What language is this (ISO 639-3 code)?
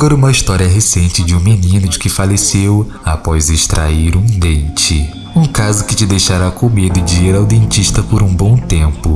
por